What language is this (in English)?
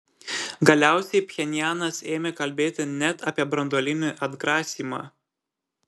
Lithuanian